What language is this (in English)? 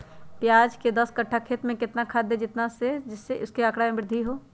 Magahi